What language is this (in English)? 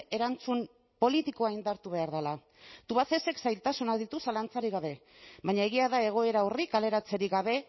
Basque